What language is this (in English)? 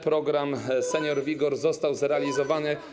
Polish